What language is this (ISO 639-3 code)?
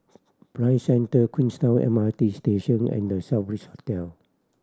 eng